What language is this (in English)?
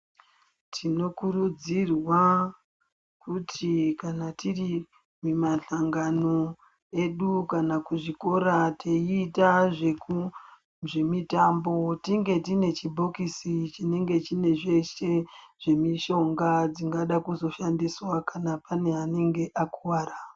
Ndau